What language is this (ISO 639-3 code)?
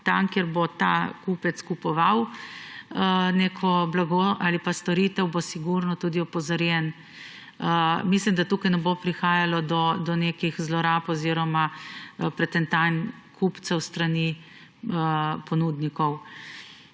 slv